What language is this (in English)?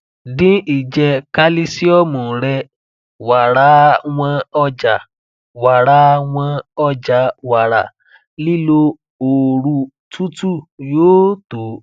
Yoruba